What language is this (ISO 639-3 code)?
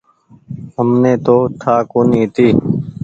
gig